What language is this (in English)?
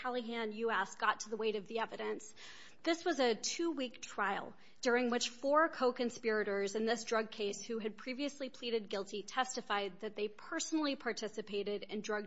English